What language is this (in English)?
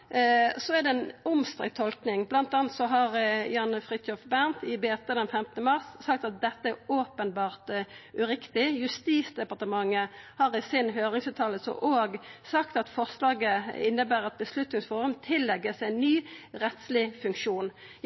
Norwegian Nynorsk